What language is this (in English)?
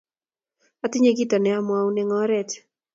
Kalenjin